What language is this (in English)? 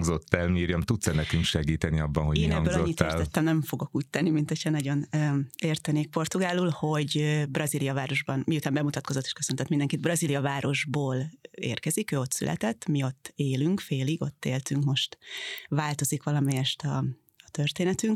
Hungarian